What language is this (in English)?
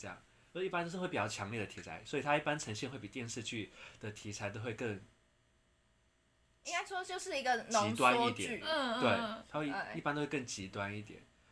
Chinese